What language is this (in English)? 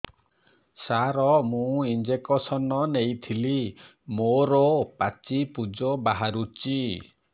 Odia